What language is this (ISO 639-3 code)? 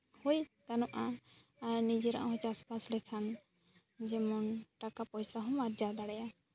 sat